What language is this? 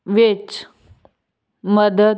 Punjabi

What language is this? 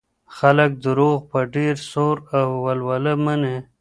Pashto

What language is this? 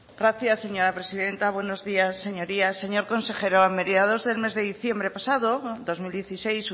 Spanish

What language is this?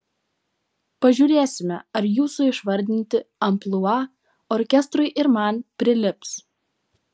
Lithuanian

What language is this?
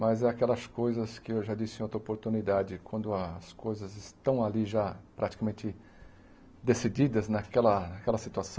Portuguese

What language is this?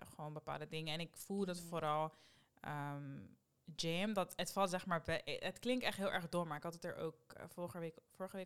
Dutch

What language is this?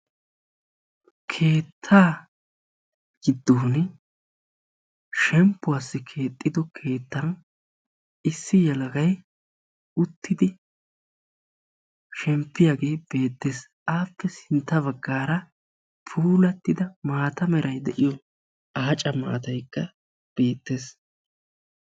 Wolaytta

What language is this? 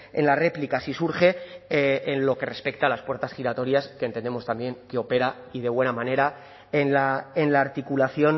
Spanish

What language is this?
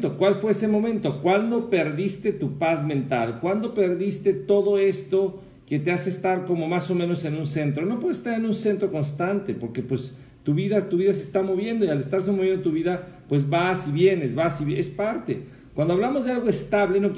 Spanish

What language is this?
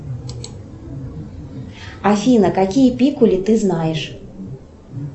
Russian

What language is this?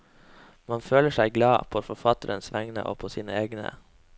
Norwegian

